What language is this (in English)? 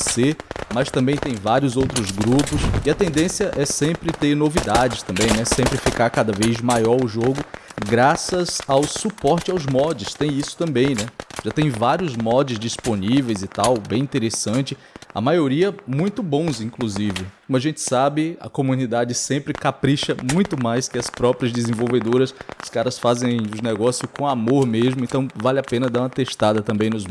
Portuguese